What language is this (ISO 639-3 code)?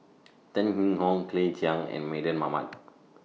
eng